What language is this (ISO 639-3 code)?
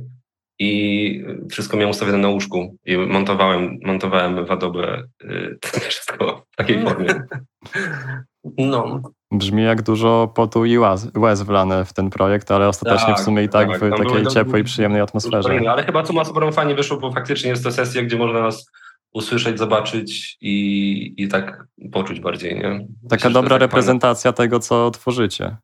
pol